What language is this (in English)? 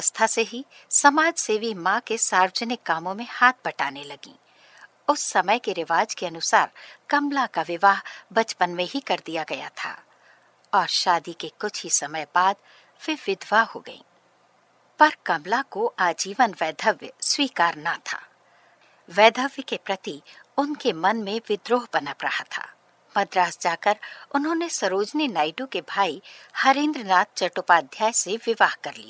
Hindi